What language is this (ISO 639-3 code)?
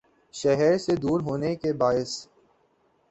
urd